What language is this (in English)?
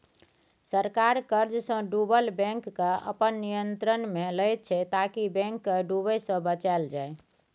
Maithili